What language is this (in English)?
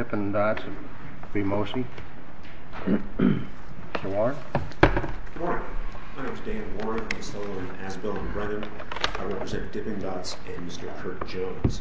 English